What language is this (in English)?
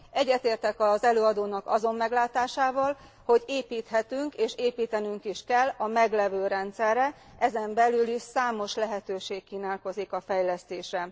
Hungarian